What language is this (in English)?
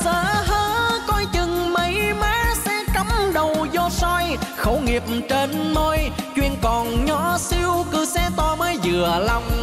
Vietnamese